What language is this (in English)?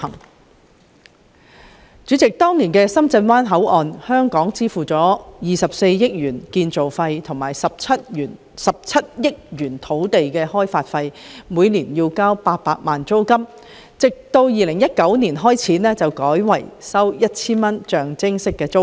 Cantonese